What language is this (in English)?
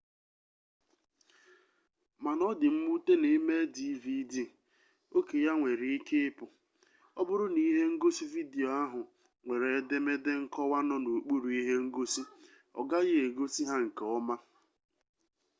Igbo